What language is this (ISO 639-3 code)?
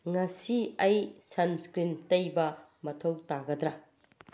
mni